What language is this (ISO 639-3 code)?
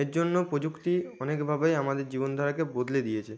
ben